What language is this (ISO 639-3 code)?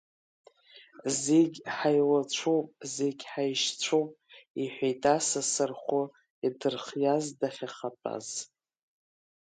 abk